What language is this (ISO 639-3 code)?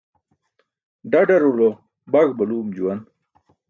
bsk